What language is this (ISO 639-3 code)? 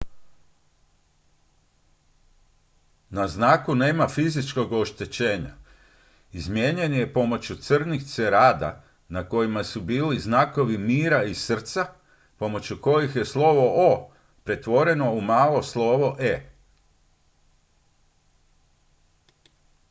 hrv